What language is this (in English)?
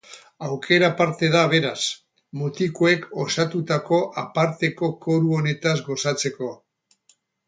Basque